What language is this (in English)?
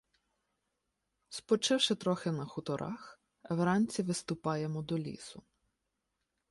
Ukrainian